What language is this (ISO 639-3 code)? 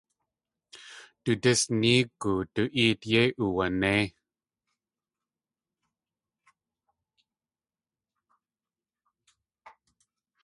tli